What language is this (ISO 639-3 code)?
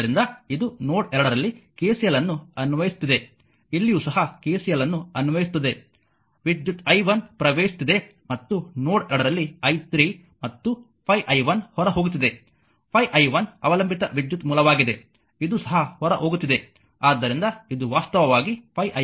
kan